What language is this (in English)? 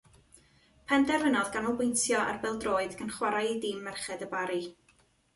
Welsh